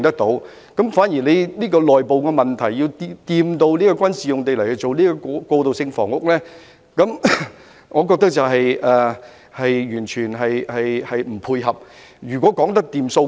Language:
Cantonese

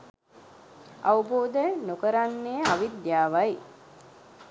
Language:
Sinhala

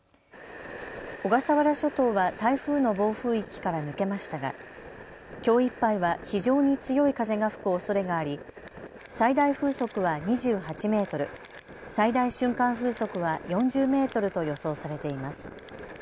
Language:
Japanese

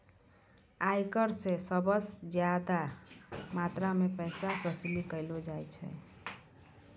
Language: Maithili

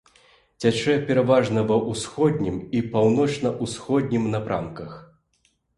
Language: Belarusian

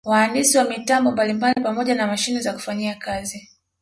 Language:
Swahili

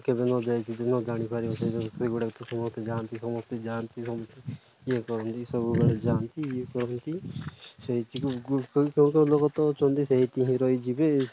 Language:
Odia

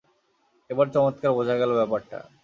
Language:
Bangla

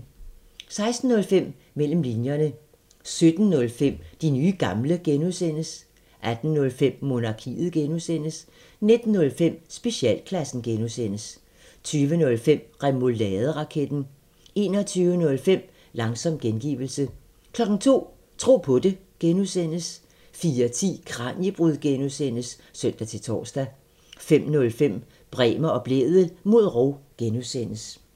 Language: Danish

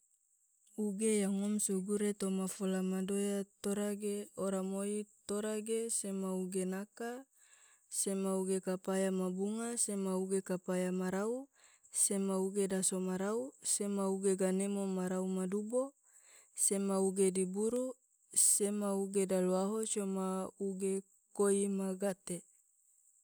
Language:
Tidore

